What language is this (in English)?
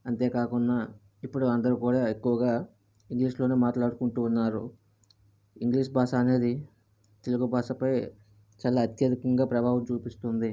Telugu